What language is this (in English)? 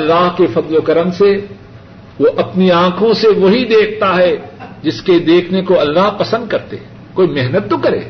Urdu